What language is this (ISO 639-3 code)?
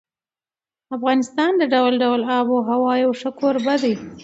pus